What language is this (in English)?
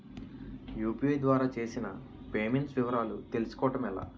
Telugu